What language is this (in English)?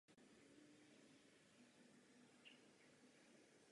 Czech